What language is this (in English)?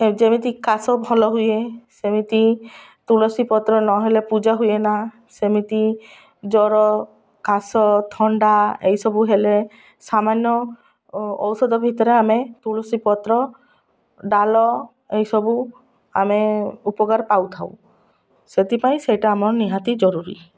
Odia